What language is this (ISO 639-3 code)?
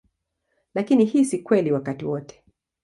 swa